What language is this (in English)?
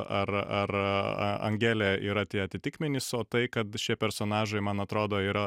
Lithuanian